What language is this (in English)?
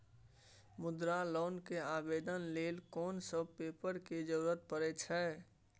Maithili